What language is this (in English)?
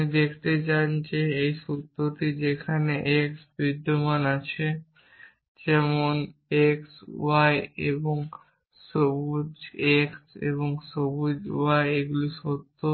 Bangla